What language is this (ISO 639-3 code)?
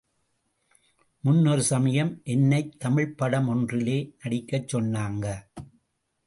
tam